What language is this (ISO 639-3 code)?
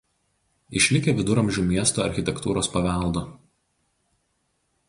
lit